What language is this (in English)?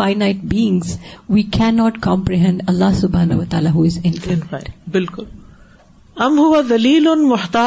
Urdu